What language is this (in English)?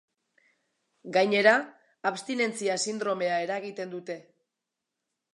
Basque